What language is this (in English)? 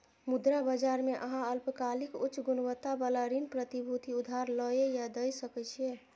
Maithili